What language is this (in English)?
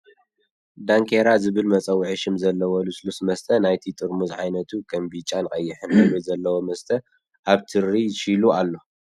Tigrinya